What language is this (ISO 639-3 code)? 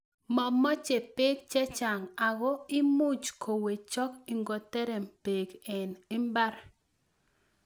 kln